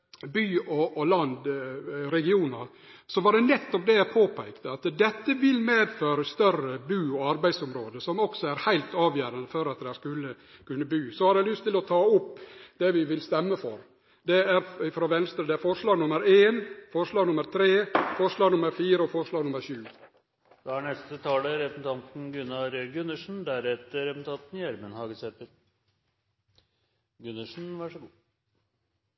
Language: Norwegian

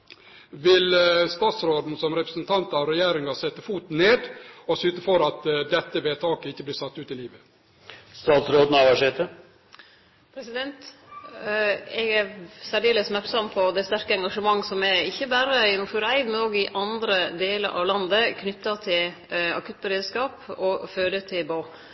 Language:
Norwegian Nynorsk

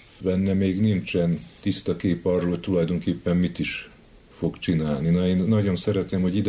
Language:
Hungarian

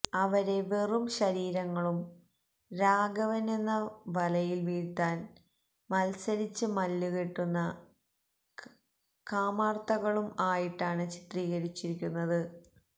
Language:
Malayalam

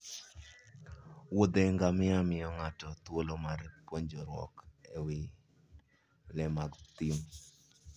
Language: Luo (Kenya and Tanzania)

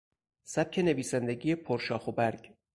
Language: Persian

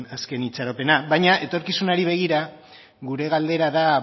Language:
Basque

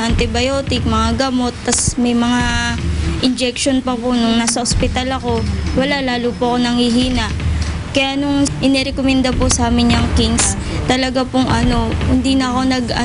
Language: Filipino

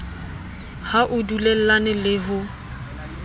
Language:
Southern Sotho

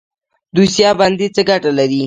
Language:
Pashto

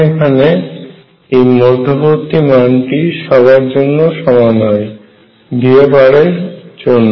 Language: Bangla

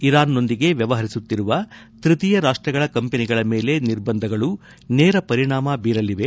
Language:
Kannada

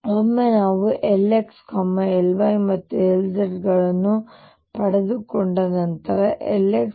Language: Kannada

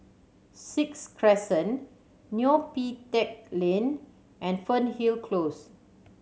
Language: English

